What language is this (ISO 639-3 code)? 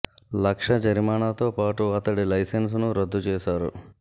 tel